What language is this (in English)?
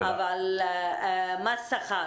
Hebrew